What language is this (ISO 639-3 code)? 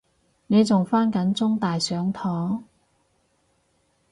yue